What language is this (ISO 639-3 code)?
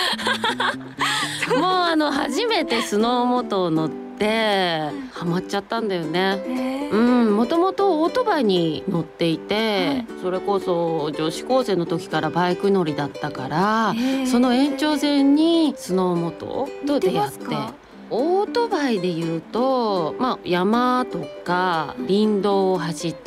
jpn